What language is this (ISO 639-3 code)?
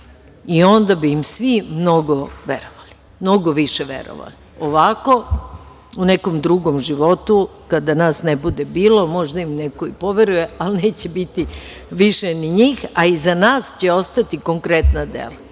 srp